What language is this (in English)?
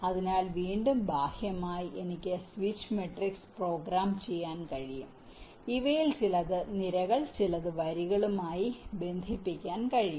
Malayalam